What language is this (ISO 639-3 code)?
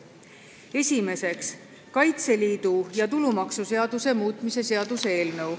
est